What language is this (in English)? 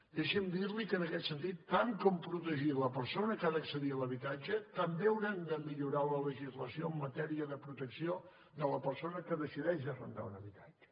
Catalan